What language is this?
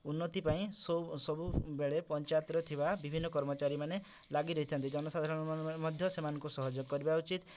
Odia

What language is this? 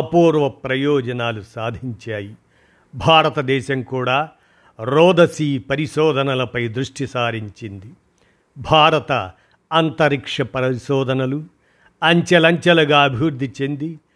Telugu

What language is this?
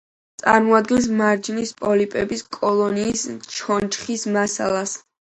Georgian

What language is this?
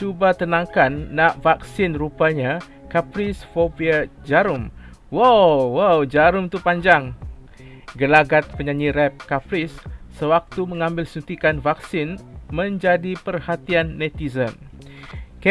Malay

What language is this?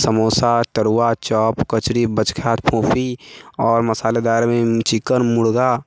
Maithili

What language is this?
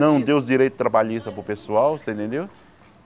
Portuguese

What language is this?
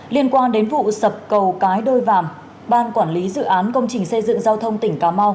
Vietnamese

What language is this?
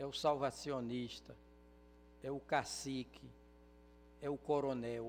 Portuguese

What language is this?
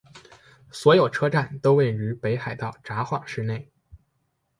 Chinese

